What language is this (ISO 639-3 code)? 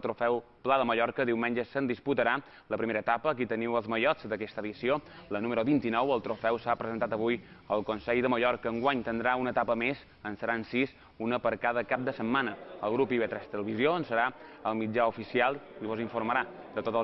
spa